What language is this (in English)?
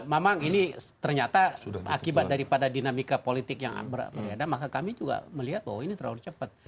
Indonesian